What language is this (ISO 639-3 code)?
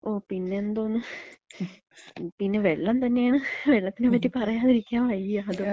mal